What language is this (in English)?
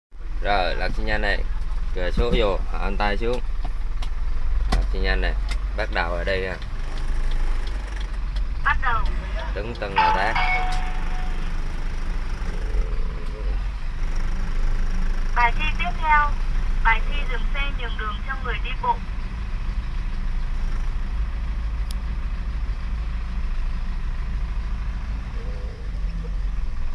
Vietnamese